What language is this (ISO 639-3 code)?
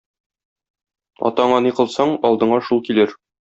tat